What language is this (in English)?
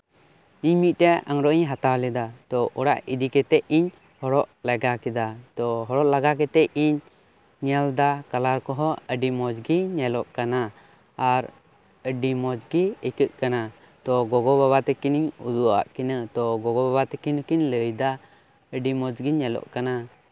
Santali